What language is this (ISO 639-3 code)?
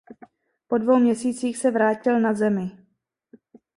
ces